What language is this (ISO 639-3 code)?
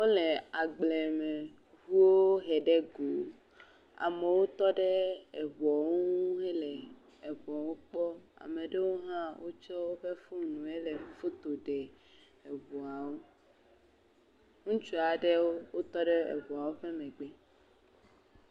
ewe